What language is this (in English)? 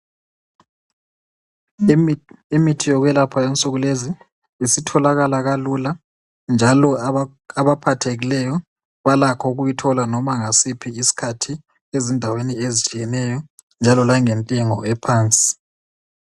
North Ndebele